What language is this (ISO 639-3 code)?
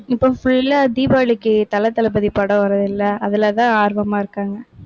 tam